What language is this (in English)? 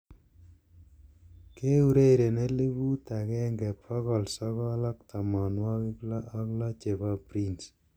Kalenjin